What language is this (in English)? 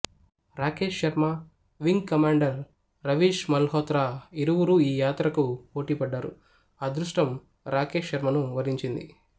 Telugu